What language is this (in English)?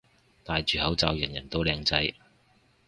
Cantonese